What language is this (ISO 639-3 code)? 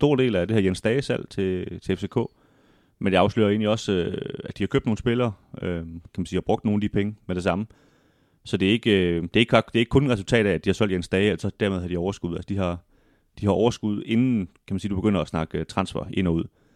dan